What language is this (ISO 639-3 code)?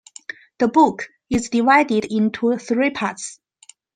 eng